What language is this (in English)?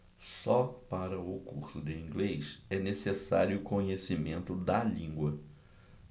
Portuguese